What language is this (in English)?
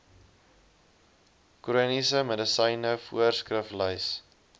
Afrikaans